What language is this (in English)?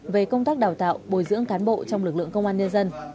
Vietnamese